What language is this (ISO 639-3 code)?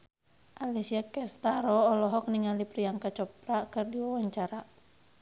sun